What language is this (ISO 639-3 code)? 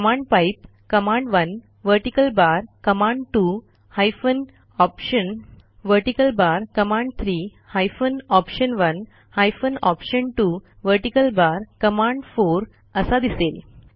mar